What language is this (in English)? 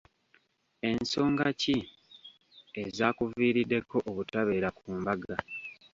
Ganda